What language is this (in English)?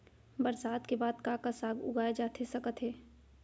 Chhattisgarhi